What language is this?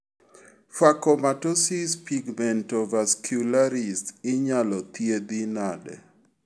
Luo (Kenya and Tanzania)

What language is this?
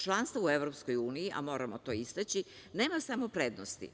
Serbian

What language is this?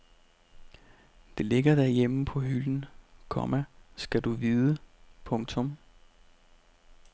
Danish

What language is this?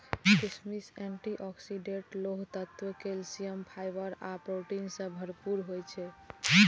Maithili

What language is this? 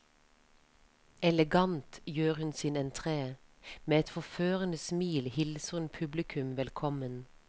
Norwegian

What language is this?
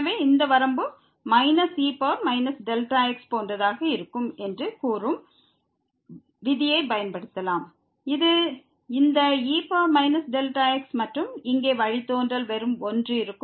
Tamil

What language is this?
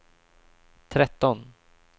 Swedish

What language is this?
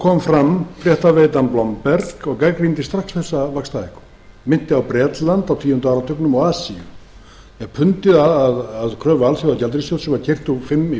Icelandic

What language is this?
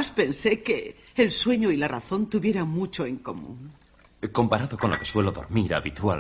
Spanish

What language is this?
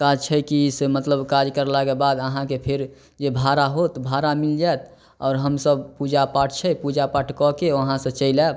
Maithili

